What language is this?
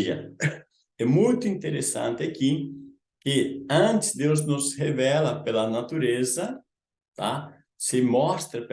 Portuguese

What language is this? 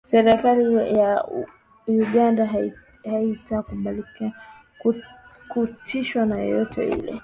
Swahili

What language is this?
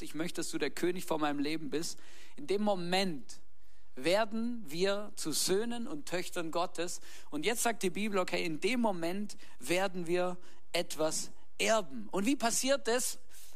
German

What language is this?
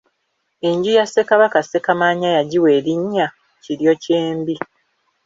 Ganda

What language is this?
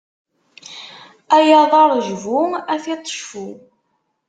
Kabyle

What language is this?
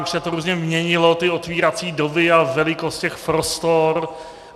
Czech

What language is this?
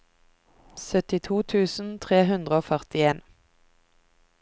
Norwegian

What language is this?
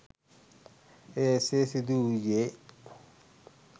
Sinhala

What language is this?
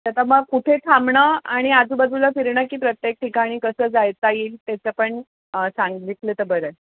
Marathi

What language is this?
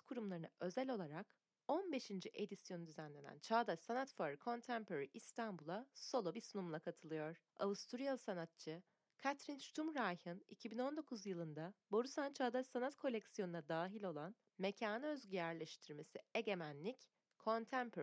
Turkish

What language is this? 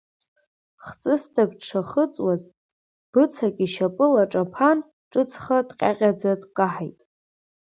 Abkhazian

